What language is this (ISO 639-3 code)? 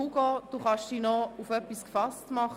gsw